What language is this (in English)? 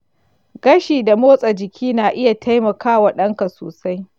Hausa